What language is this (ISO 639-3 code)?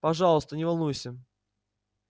rus